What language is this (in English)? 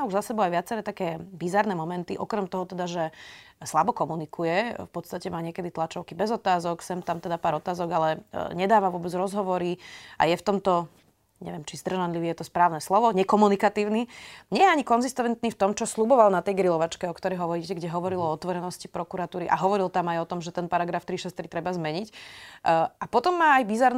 Slovak